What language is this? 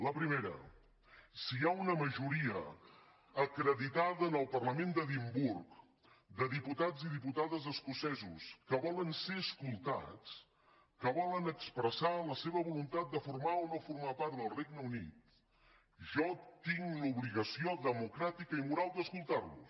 Catalan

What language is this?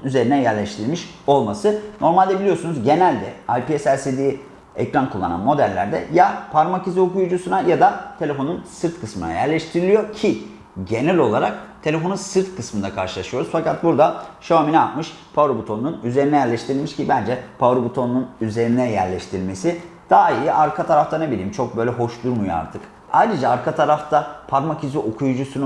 Turkish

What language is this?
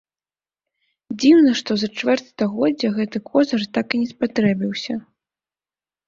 Belarusian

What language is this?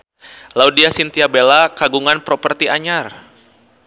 Sundanese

